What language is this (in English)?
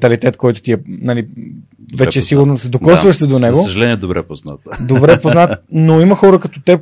Bulgarian